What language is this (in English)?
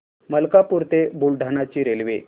Marathi